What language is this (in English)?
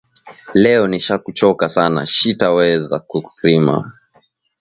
Swahili